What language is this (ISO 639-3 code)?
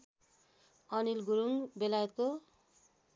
nep